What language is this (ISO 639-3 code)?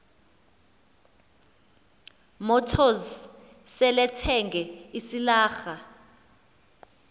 xho